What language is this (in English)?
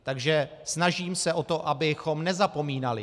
Czech